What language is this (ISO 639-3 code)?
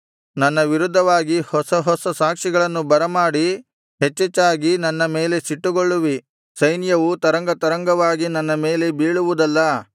kan